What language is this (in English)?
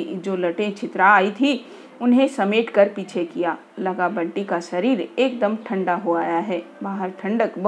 Hindi